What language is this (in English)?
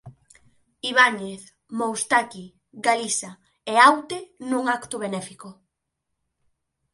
Galician